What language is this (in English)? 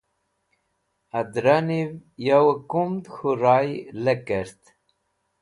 Wakhi